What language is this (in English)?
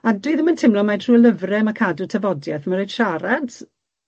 Welsh